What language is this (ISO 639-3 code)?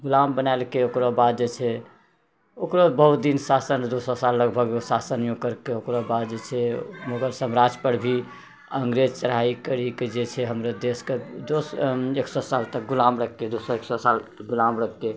mai